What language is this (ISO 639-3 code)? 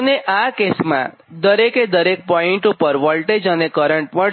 guj